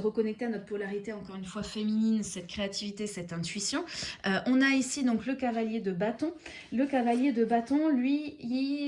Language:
French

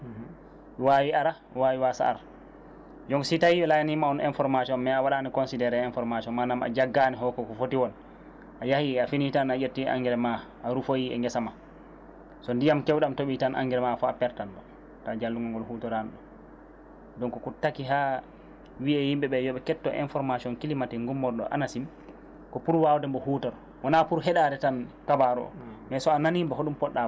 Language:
Fula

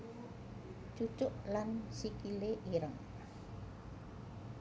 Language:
Javanese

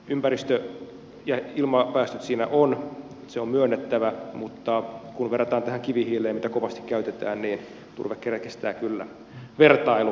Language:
Finnish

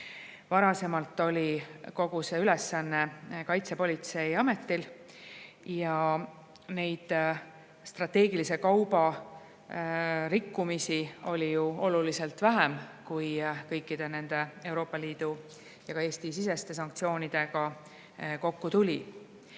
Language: Estonian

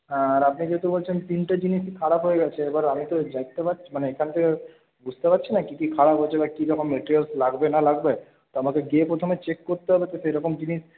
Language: Bangla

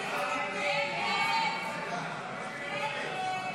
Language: Hebrew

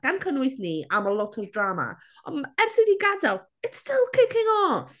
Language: Welsh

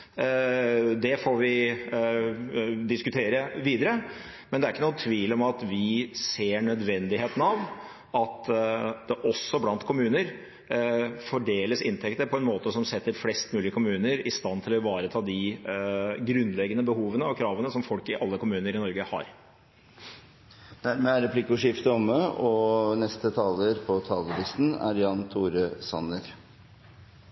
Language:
Norwegian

